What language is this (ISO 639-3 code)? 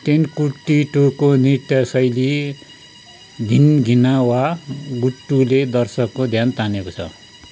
nep